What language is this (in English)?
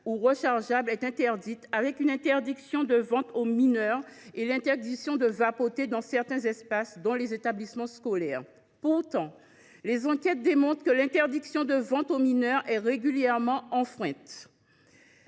French